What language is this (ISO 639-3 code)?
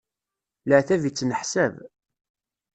kab